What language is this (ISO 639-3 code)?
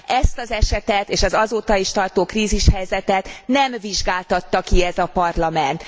hun